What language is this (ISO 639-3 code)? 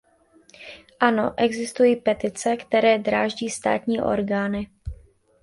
ces